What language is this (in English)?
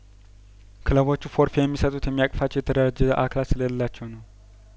Amharic